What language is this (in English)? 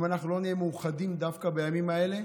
Hebrew